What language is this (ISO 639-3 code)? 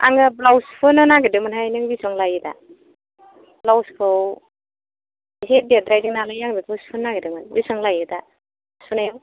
brx